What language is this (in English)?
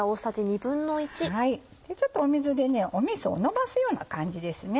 Japanese